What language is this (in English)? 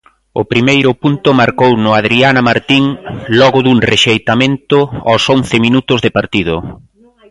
Galician